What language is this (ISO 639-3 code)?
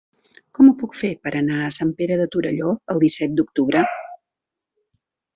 cat